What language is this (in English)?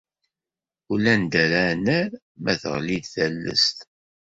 Kabyle